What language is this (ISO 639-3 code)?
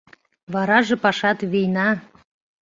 chm